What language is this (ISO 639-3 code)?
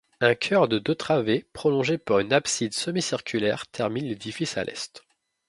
fra